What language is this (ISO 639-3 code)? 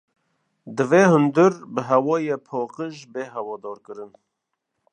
kur